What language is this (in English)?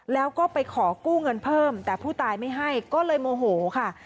Thai